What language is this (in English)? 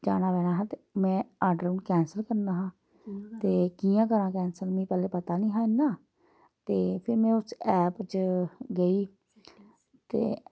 Dogri